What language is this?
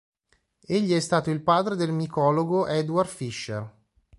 Italian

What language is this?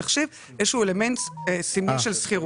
Hebrew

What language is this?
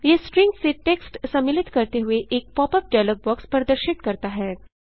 Hindi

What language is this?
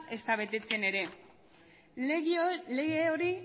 Basque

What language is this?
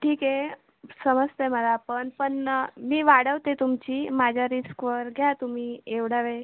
Marathi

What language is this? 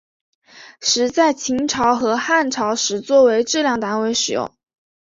Chinese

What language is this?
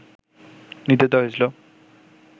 Bangla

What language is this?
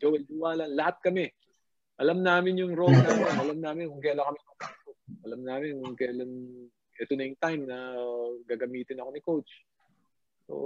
Filipino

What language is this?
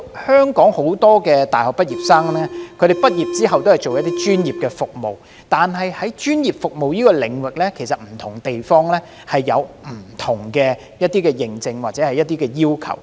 Cantonese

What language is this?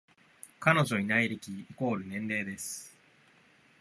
Japanese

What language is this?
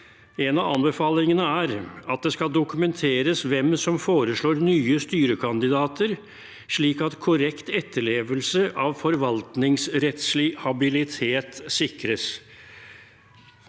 Norwegian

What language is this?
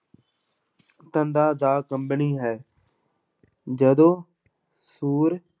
Punjabi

